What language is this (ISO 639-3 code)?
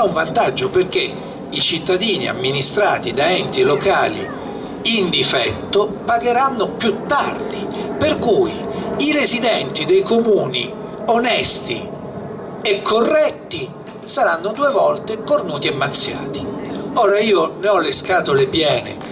ita